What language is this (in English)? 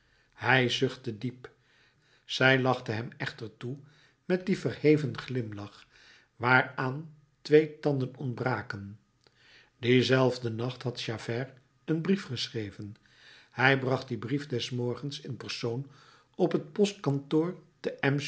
Dutch